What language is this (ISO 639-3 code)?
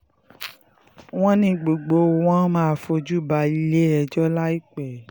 yor